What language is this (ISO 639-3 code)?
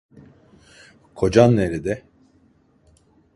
tur